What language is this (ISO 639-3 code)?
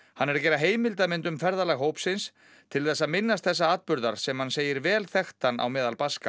isl